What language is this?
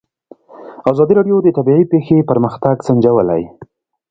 Pashto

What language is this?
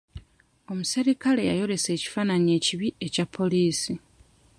Ganda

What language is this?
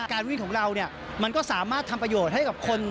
Thai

